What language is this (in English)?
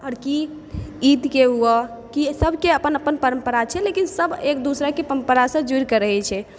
Maithili